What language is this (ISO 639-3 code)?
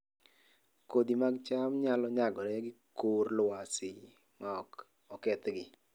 luo